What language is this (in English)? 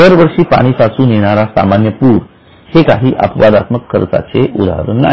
Marathi